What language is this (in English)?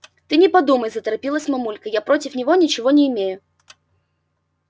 Russian